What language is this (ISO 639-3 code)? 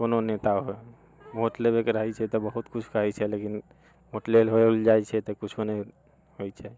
mai